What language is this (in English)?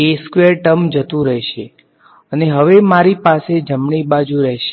Gujarati